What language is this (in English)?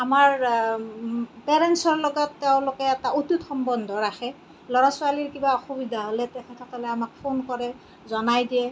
Assamese